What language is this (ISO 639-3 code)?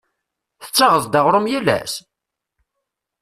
kab